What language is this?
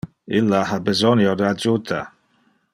Interlingua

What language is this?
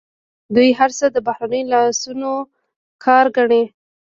Pashto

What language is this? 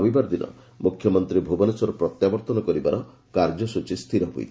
Odia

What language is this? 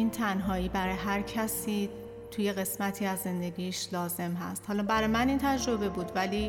Persian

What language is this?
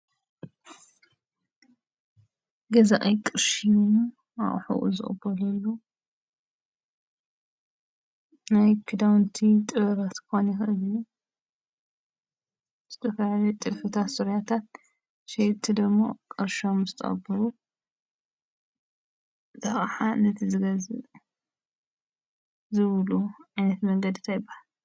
Tigrinya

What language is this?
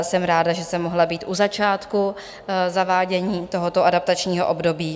Czech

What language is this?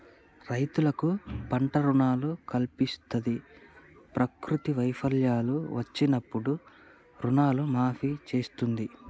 Telugu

